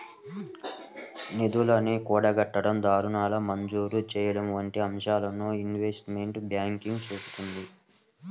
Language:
Telugu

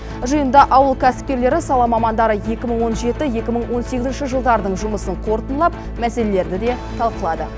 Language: Kazakh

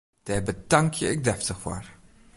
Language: Western Frisian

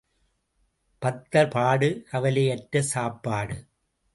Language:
Tamil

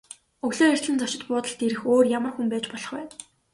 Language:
Mongolian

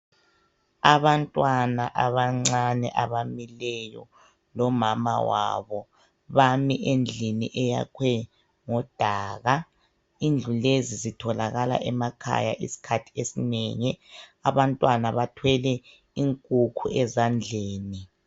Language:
North Ndebele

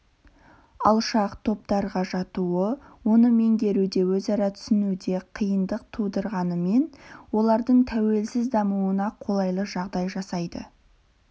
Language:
Kazakh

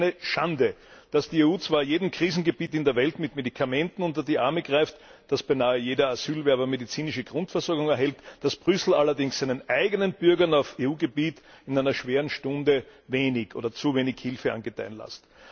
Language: German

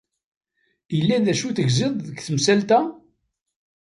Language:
Kabyle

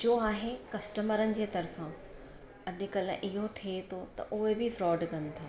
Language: Sindhi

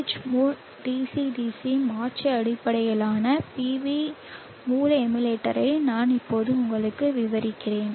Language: Tamil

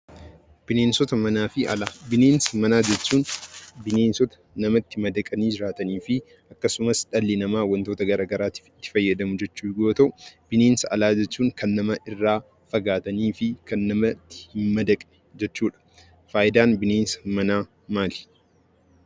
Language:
Oromo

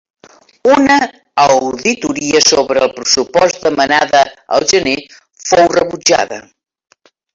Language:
Catalan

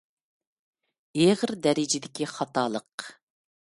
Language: Uyghur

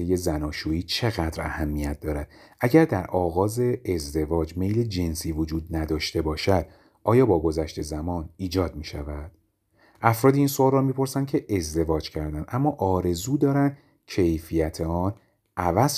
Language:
Persian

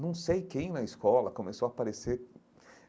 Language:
Portuguese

